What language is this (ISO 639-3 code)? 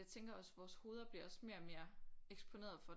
dan